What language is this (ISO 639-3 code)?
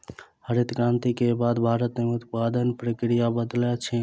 mai